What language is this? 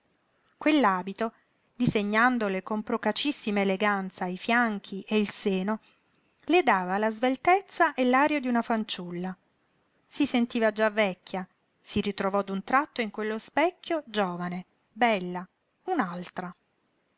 Italian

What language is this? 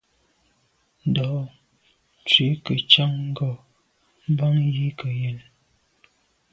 Medumba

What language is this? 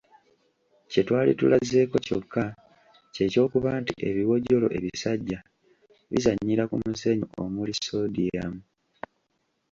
Ganda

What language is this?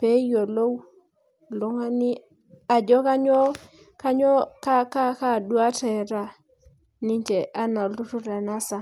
Masai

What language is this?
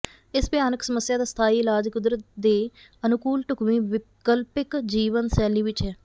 Punjabi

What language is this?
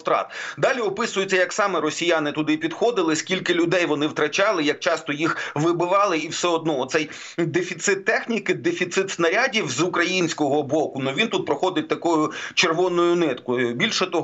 Ukrainian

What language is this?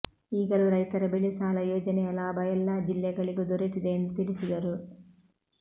Kannada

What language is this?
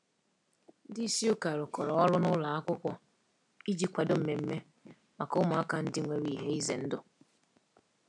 Igbo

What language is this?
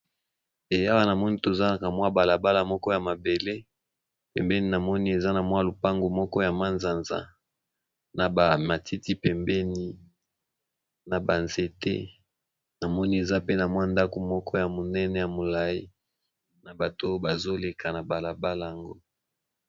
Lingala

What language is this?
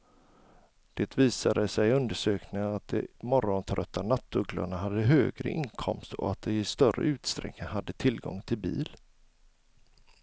Swedish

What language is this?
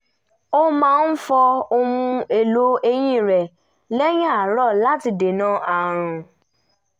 Yoruba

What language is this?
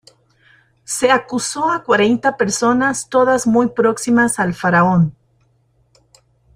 Spanish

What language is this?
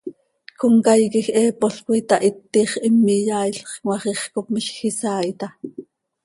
Seri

